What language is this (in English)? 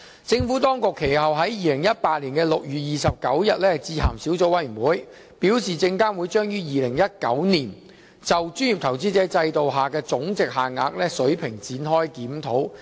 Cantonese